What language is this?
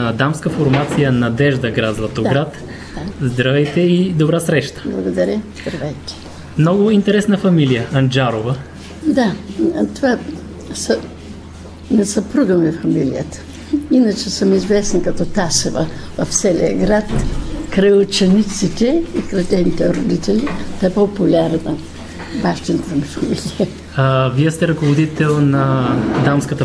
Bulgarian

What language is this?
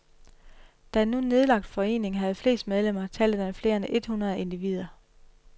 Danish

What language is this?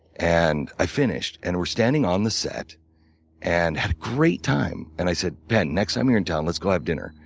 English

